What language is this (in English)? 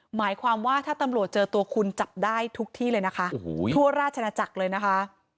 Thai